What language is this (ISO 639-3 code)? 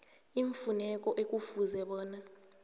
nbl